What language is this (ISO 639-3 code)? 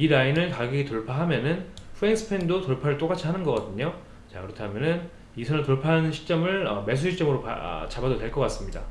kor